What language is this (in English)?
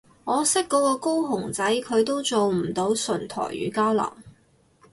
Cantonese